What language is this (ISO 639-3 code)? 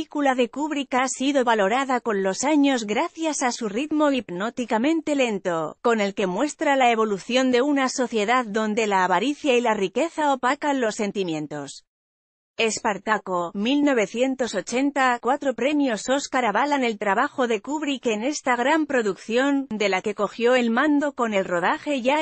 spa